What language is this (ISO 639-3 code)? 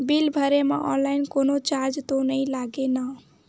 hne